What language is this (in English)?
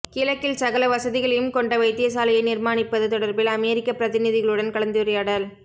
Tamil